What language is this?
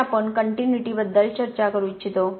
Marathi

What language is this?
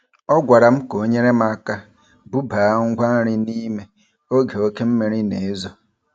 Igbo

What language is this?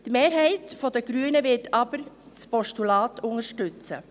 Swiss German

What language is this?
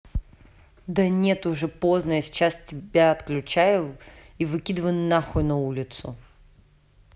Russian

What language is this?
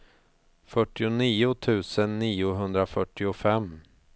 Swedish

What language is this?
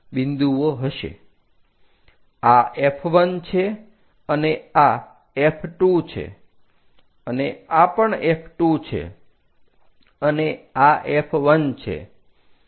Gujarati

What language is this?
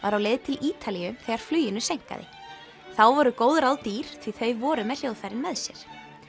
Icelandic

